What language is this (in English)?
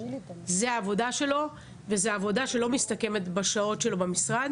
Hebrew